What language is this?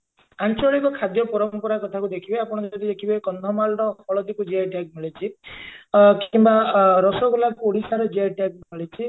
Odia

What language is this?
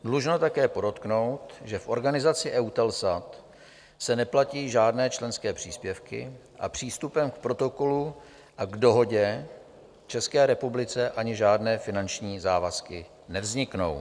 Czech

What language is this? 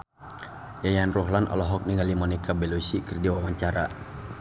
Sundanese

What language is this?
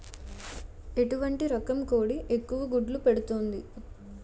Telugu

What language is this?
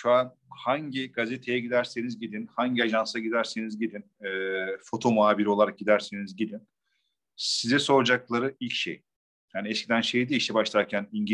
Turkish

